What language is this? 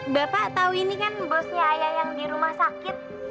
Indonesian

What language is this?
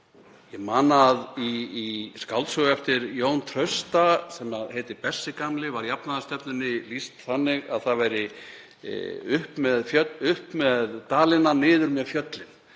Icelandic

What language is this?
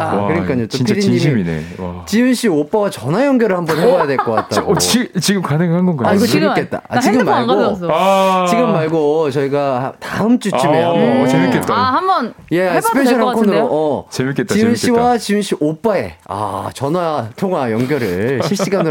Korean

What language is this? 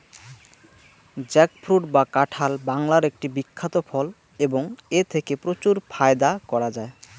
Bangla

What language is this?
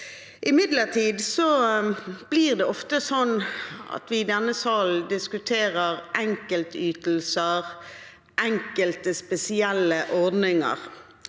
Norwegian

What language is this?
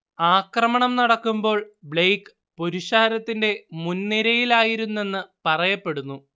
Malayalam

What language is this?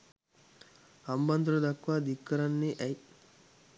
Sinhala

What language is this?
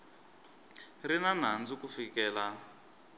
Tsonga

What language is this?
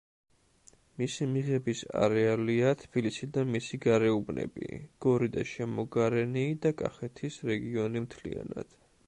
Georgian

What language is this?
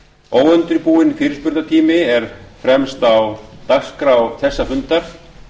Icelandic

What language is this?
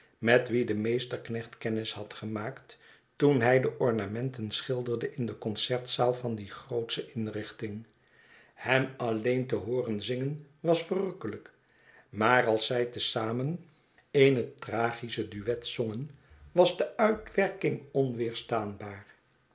Dutch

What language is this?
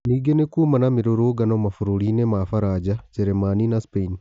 Kikuyu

